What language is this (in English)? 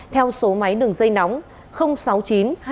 Vietnamese